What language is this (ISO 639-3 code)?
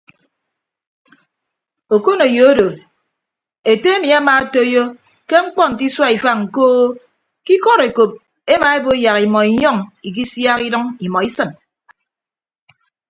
ibb